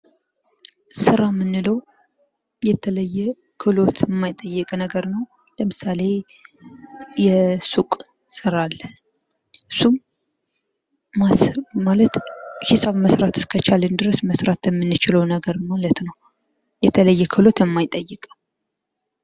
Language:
Amharic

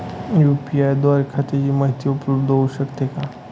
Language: Marathi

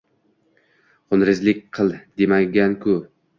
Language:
Uzbek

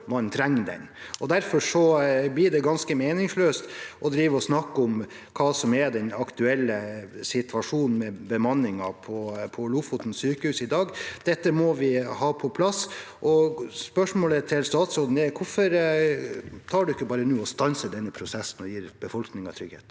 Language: Norwegian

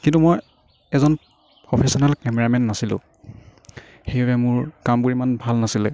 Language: Assamese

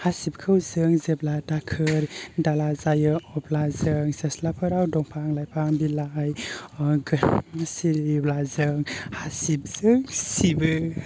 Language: Bodo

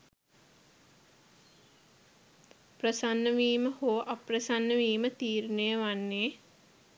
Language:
Sinhala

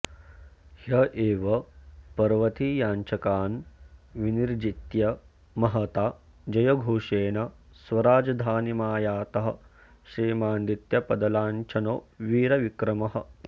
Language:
Sanskrit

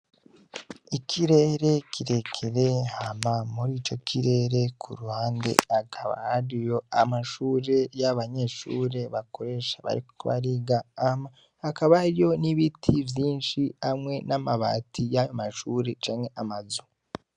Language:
Rundi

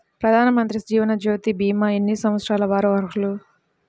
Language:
Telugu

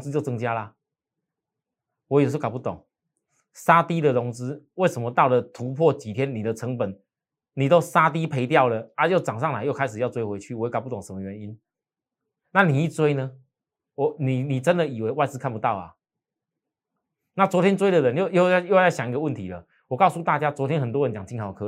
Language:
Chinese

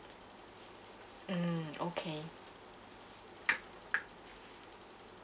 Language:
English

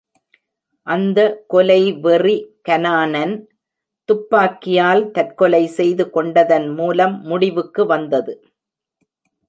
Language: Tamil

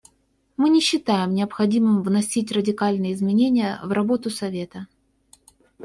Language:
Russian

